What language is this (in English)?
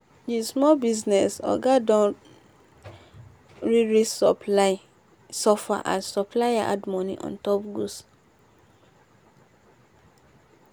Nigerian Pidgin